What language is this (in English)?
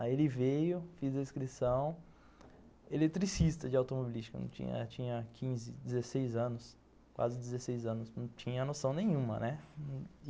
Portuguese